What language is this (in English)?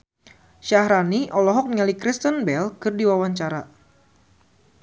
Sundanese